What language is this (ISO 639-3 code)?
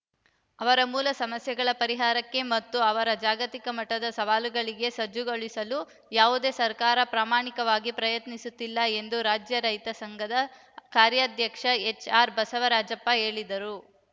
kan